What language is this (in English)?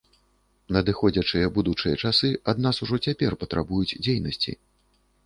Belarusian